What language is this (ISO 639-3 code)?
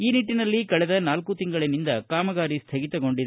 kan